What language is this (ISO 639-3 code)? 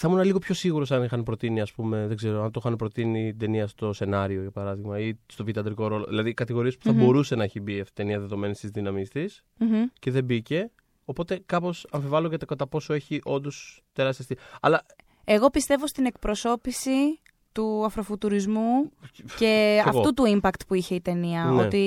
ell